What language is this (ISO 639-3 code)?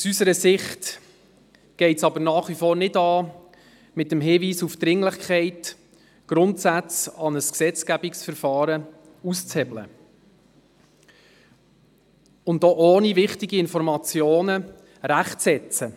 gsw